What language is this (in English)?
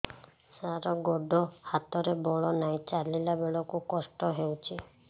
Odia